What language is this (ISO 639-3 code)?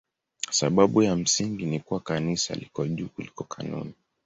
swa